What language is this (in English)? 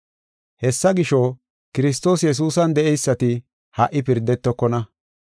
Gofa